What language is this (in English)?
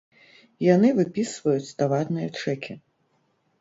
Belarusian